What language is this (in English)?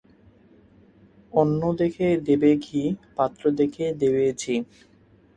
Bangla